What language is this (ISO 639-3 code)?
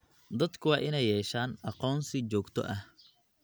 som